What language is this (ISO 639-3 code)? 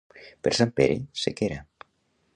cat